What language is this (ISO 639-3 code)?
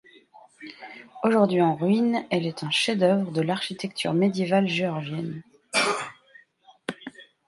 fra